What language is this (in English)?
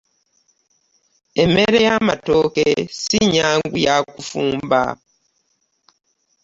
Ganda